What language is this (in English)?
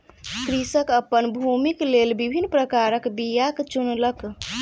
Maithili